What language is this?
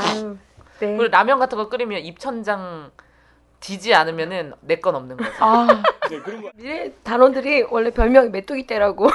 Korean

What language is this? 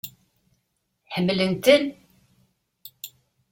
Kabyle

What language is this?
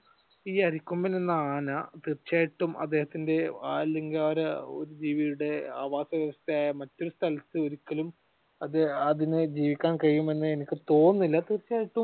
Malayalam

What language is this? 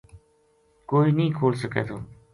Gujari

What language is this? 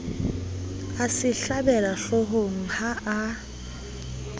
Southern Sotho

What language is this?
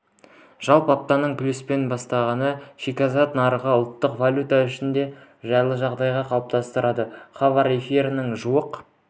Kazakh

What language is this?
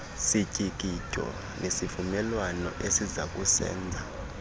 Xhosa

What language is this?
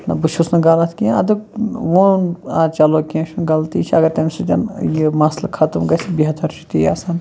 Kashmiri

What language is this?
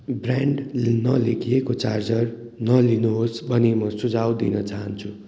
Nepali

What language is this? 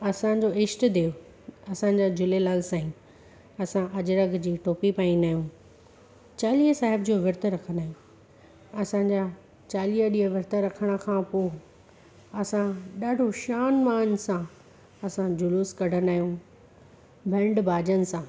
Sindhi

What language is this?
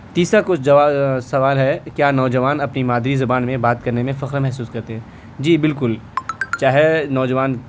Urdu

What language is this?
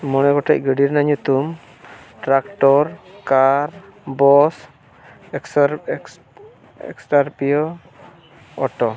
Santali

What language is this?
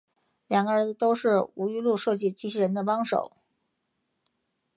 Chinese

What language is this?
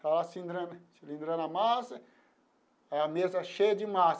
Portuguese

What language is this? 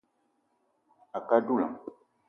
Eton (Cameroon)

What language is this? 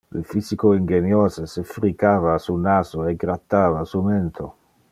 Interlingua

